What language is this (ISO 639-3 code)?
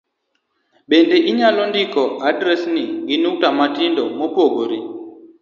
luo